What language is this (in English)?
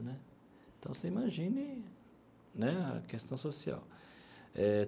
Portuguese